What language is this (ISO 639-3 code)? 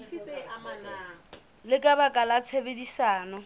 sot